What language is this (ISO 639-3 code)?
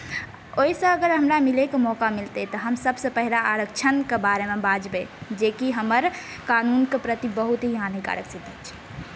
mai